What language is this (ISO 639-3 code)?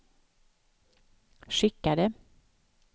swe